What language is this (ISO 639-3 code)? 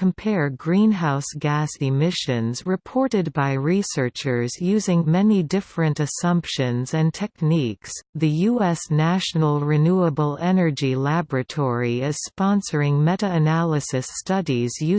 eng